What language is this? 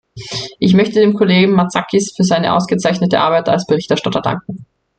German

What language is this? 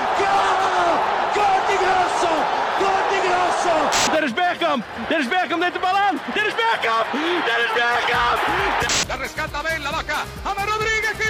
Bulgarian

